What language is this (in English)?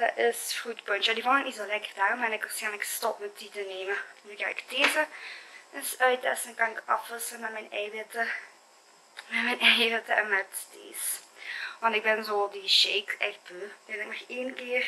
Dutch